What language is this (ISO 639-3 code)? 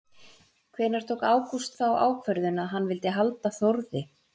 isl